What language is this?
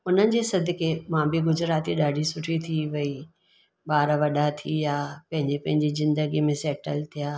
Sindhi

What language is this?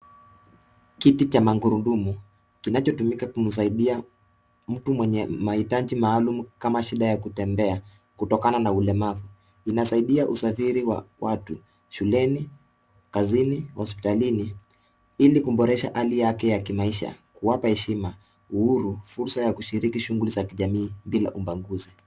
Swahili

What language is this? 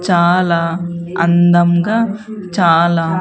Telugu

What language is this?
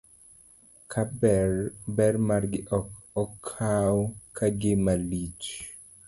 Luo (Kenya and Tanzania)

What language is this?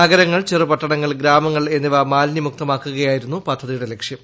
Malayalam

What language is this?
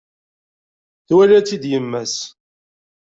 Kabyle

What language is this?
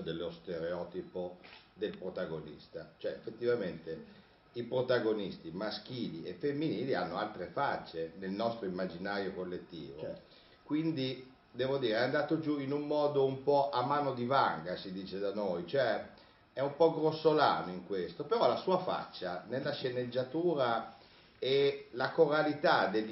Italian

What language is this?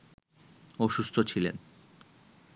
Bangla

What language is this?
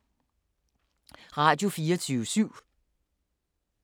Danish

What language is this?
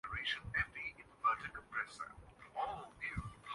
Urdu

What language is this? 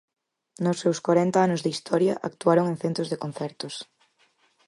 Galician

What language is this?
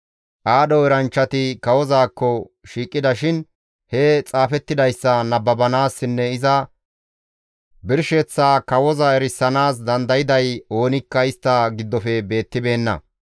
Gamo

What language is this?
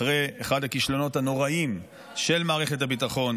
Hebrew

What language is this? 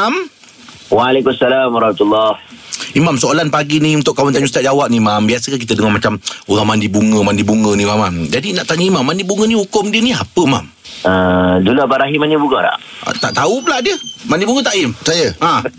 Malay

